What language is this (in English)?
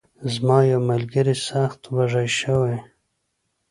Pashto